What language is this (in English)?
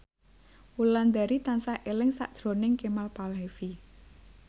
Javanese